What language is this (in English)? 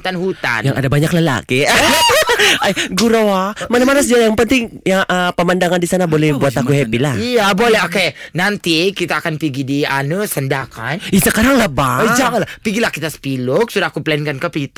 Malay